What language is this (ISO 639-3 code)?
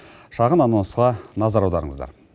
kaz